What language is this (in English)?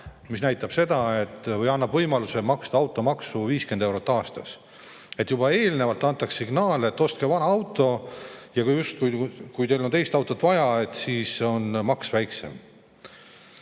Estonian